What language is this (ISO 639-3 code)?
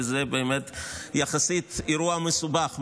heb